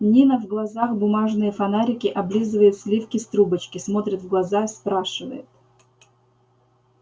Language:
Russian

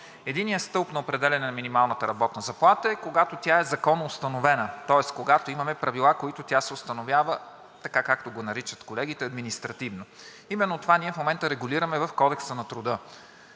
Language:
Bulgarian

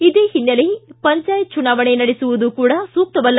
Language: Kannada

